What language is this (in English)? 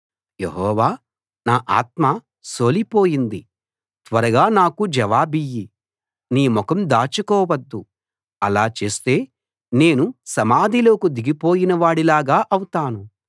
Telugu